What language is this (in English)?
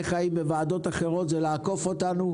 Hebrew